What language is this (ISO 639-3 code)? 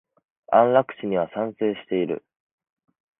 jpn